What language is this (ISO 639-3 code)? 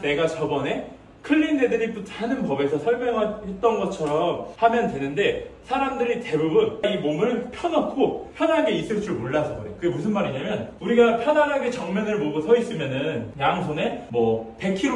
kor